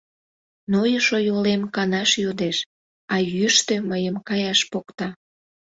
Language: Mari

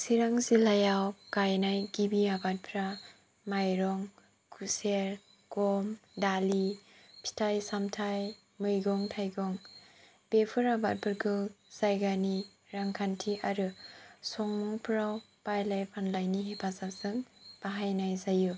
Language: Bodo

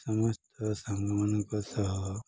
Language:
Odia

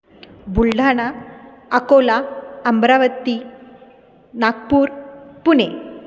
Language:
Marathi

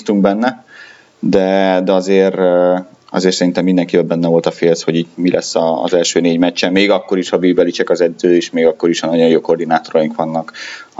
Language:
Hungarian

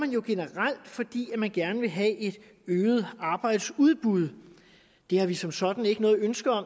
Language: Danish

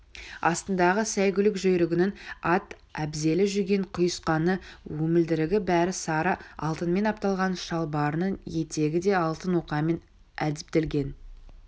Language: Kazakh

